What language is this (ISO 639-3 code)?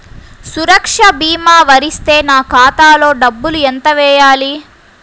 tel